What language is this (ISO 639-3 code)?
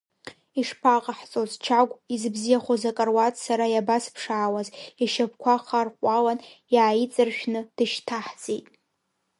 abk